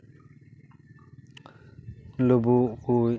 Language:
Santali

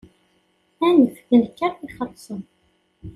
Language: Kabyle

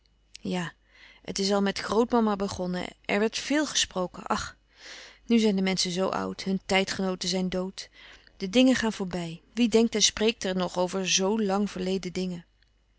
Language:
Dutch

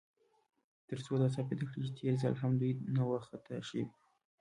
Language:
Pashto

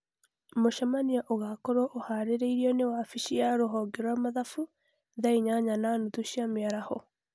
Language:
Kikuyu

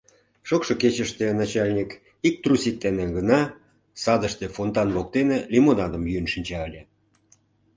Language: Mari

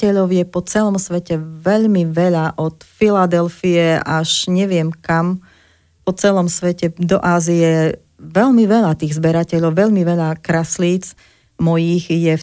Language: Slovak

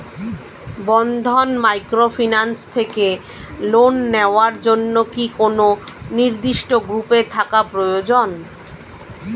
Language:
Bangla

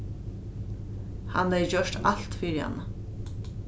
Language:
Faroese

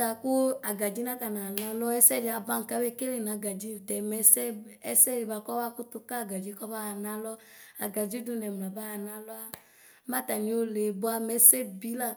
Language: Ikposo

